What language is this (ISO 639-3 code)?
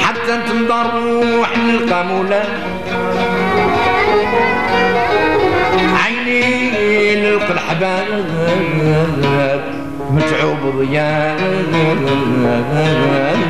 ara